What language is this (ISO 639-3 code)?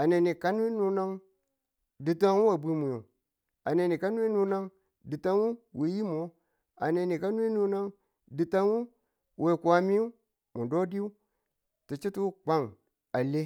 tul